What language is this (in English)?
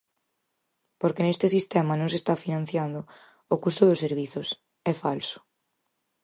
Galician